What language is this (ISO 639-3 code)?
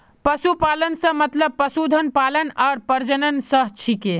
mag